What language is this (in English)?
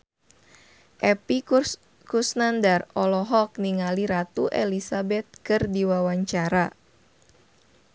Sundanese